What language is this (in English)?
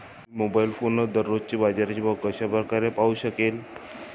Marathi